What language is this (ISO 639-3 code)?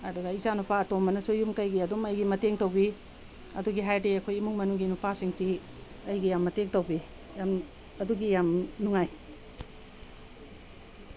mni